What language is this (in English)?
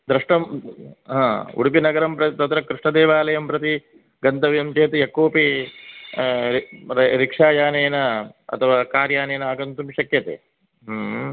Sanskrit